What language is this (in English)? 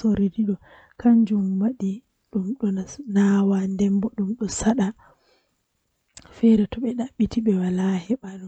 Western Niger Fulfulde